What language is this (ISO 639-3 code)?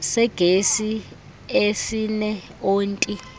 xho